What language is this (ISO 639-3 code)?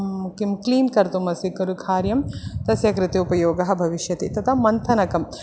san